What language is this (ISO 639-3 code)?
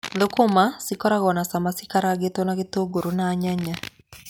kik